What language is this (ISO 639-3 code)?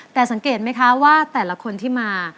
tha